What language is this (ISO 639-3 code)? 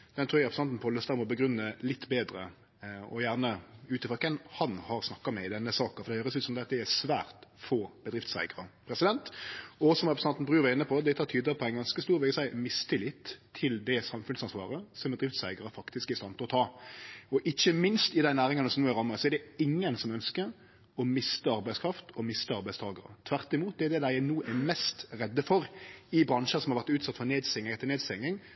nno